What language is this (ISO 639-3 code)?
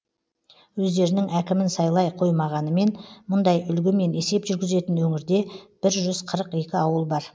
kaz